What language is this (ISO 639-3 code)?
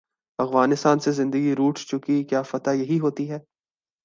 urd